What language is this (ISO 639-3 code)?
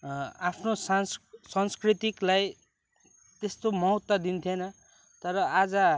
nep